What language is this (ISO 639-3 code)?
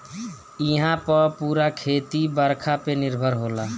bho